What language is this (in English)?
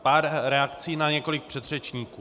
Czech